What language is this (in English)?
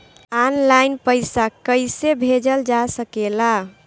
Bhojpuri